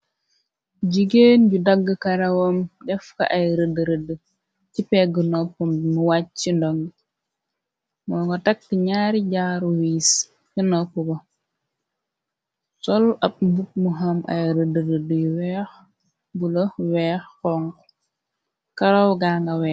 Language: Wolof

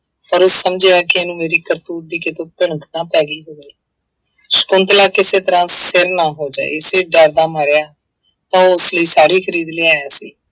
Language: Punjabi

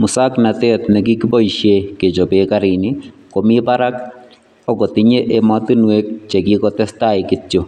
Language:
Kalenjin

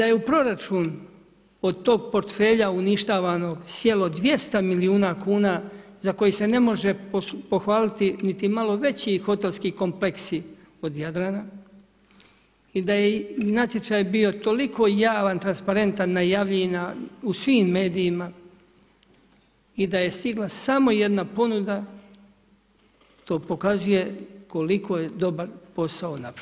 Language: Croatian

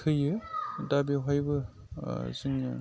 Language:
Bodo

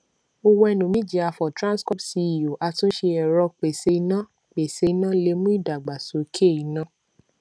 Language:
Yoruba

